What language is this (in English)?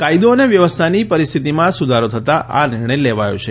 Gujarati